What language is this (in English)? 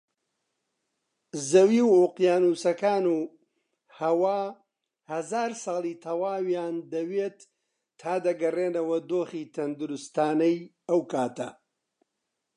Central Kurdish